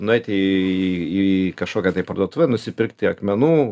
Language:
Lithuanian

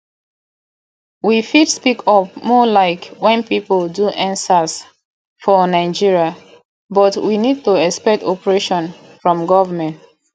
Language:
Nigerian Pidgin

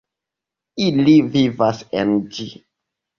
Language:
Esperanto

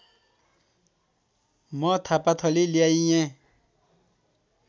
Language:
Nepali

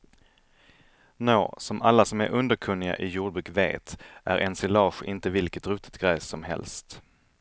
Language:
Swedish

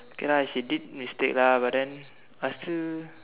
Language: English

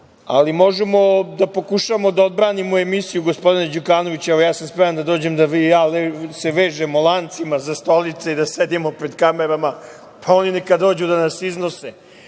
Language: Serbian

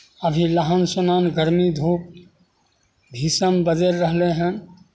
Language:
Maithili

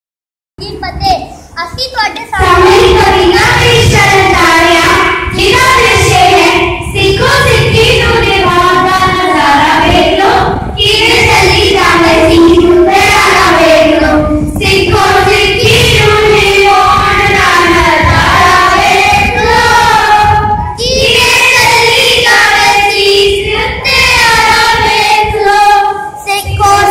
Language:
Punjabi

